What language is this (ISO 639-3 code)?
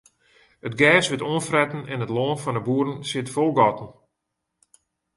fry